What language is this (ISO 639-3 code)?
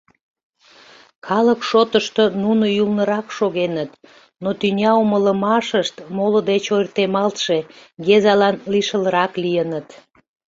chm